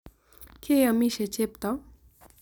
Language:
Kalenjin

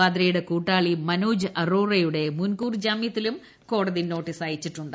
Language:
Malayalam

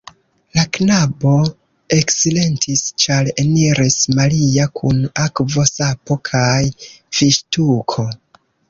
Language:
Esperanto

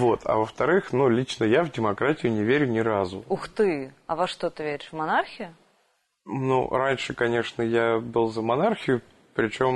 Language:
Russian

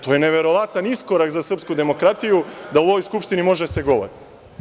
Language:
Serbian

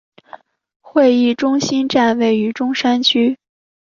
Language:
Chinese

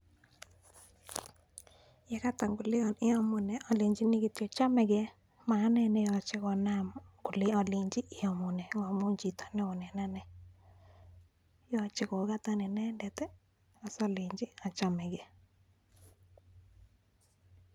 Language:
Kalenjin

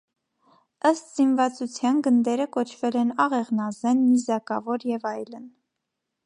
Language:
Armenian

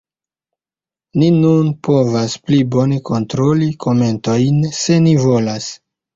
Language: Esperanto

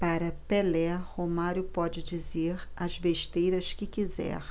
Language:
Portuguese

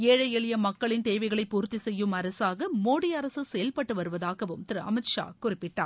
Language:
Tamil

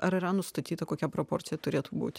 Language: Lithuanian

